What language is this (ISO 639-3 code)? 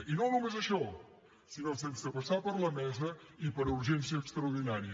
cat